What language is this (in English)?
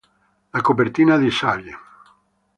Italian